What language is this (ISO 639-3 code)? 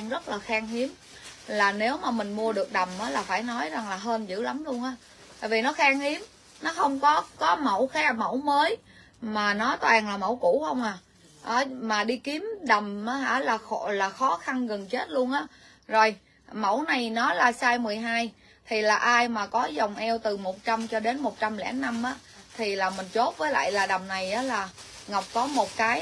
vie